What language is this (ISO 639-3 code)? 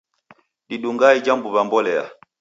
dav